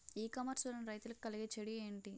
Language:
Telugu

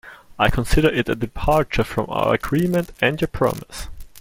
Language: English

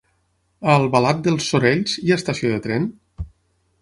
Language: Catalan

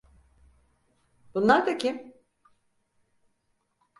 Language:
Turkish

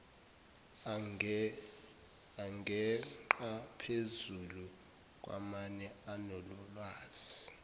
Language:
Zulu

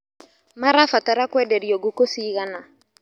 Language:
Kikuyu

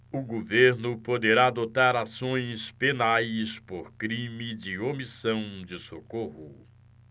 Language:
Portuguese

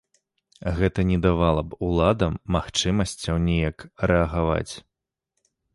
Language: Belarusian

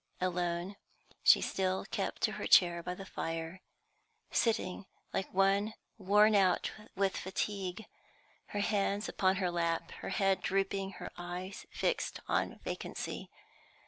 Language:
English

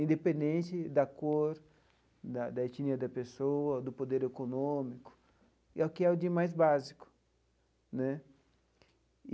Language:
Portuguese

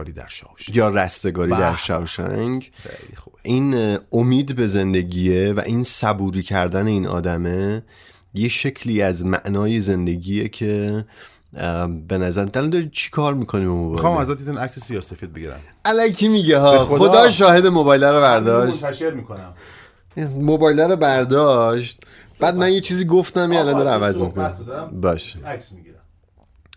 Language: Persian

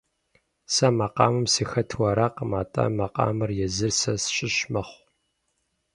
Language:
Kabardian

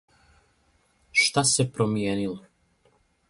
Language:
Serbian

